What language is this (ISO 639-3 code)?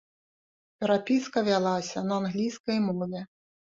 bel